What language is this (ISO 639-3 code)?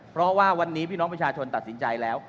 tha